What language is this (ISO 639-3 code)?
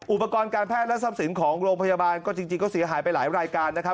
tha